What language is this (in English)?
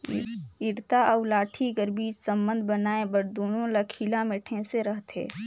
Chhattisgarhi